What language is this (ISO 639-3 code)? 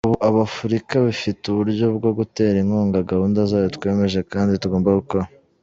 kin